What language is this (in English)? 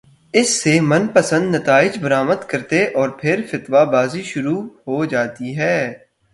Urdu